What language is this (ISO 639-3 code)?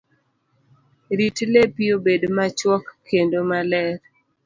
luo